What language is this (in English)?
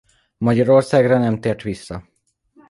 Hungarian